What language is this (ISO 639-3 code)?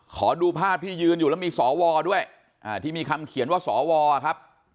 tha